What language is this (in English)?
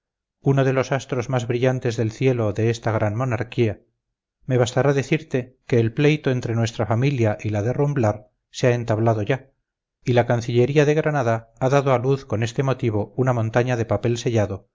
Spanish